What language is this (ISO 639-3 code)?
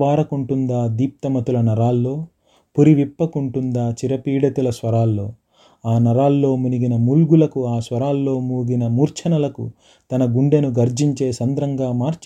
tel